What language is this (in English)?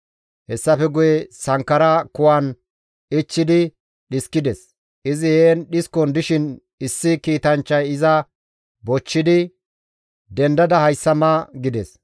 Gamo